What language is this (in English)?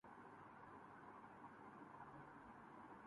Urdu